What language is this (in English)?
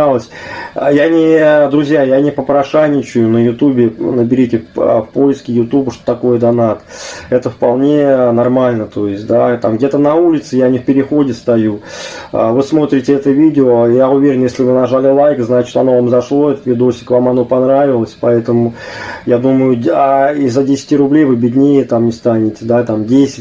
Russian